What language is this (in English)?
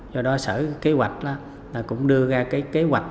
Vietnamese